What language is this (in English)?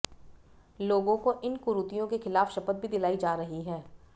Hindi